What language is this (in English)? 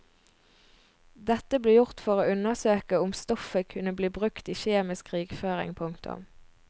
Norwegian